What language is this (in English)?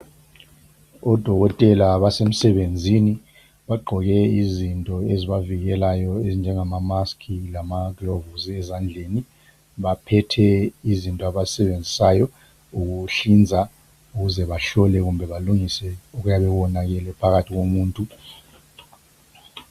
North Ndebele